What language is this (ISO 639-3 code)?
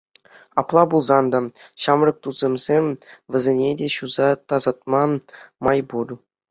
chv